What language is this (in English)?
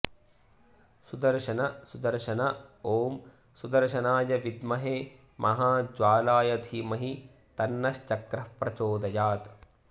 Sanskrit